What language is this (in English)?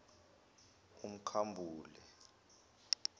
Zulu